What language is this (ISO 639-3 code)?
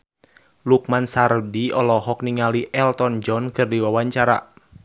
sun